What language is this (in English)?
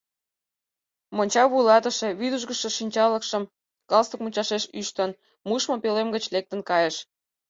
Mari